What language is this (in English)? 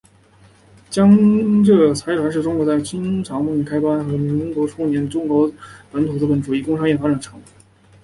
Chinese